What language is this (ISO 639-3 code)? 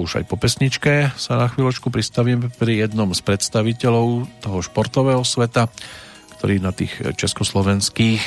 slk